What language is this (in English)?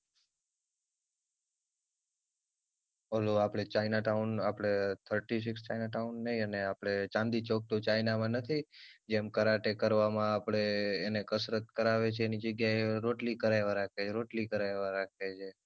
Gujarati